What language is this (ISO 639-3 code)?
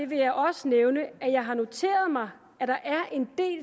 dan